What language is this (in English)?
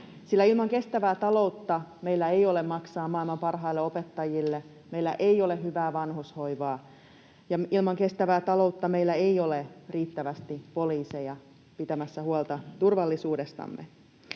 Finnish